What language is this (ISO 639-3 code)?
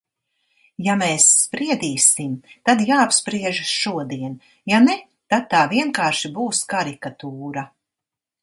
lav